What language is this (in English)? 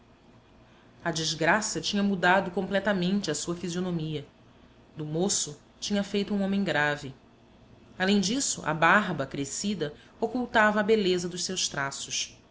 Portuguese